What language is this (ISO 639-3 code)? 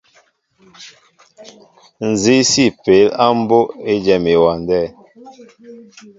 mbo